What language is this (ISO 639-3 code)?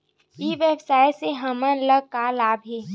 hne